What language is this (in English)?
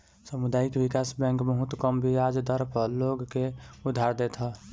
Bhojpuri